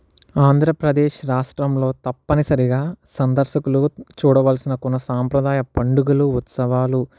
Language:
Telugu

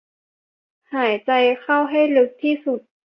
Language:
Thai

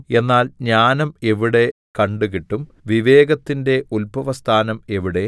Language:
Malayalam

